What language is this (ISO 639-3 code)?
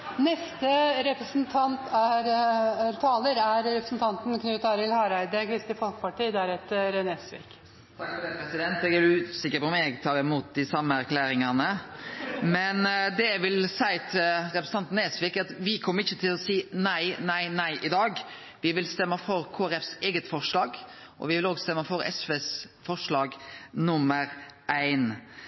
nor